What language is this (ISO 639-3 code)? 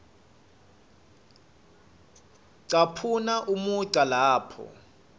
ssw